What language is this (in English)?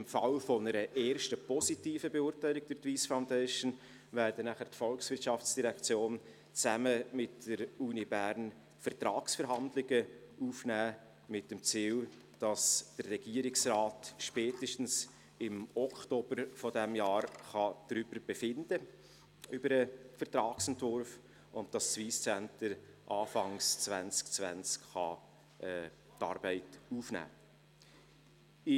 Swiss German